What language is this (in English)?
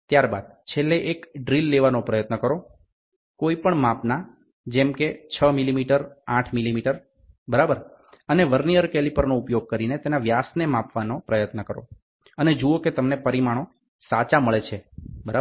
Gujarati